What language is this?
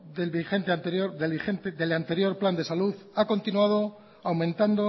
Spanish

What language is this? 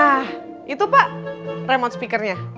Indonesian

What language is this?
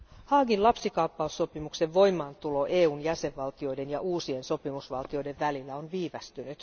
Finnish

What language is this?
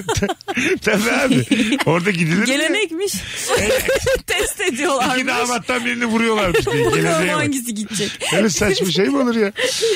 Turkish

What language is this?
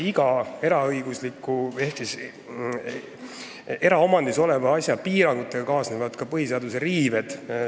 Estonian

